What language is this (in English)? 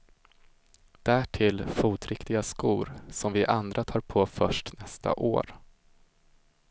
Swedish